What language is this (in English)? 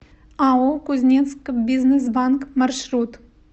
Russian